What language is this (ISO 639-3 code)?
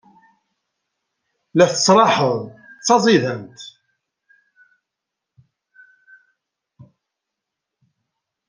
kab